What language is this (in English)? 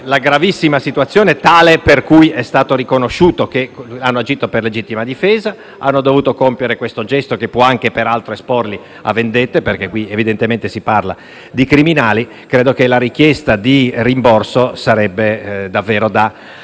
Italian